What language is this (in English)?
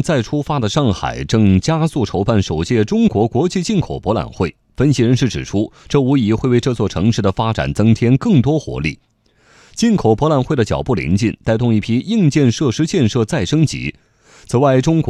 Chinese